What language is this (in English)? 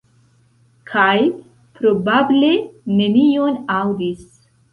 Esperanto